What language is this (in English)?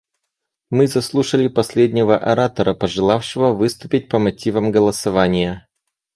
Russian